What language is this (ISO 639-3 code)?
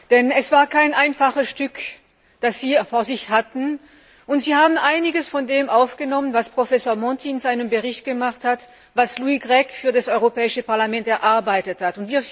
deu